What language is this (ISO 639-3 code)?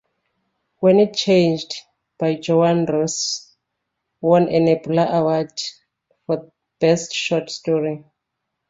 eng